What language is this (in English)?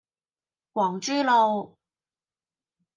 Cantonese